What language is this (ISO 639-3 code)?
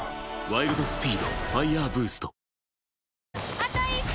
jpn